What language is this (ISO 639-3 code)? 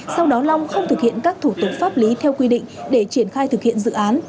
vie